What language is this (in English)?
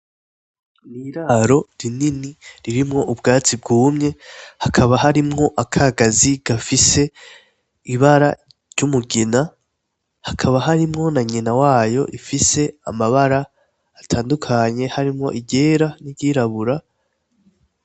Rundi